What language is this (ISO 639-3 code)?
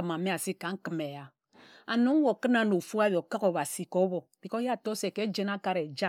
etu